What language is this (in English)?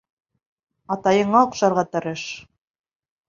Bashkir